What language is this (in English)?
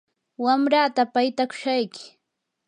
Yanahuanca Pasco Quechua